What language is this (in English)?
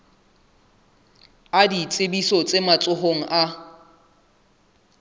Southern Sotho